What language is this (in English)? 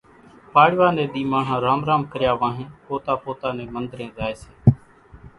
Kachi Koli